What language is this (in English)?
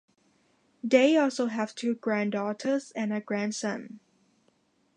English